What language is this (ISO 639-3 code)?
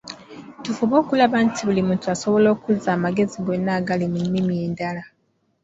lug